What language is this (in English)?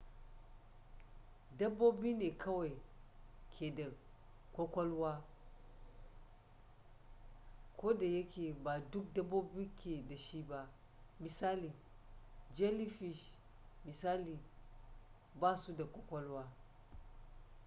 Hausa